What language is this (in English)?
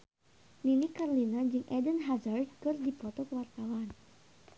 Sundanese